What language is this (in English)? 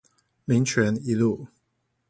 Chinese